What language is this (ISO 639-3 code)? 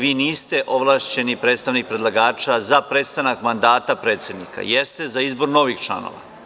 srp